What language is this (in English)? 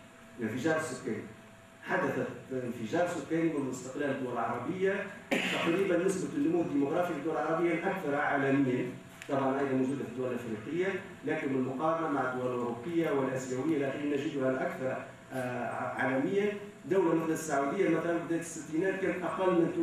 Arabic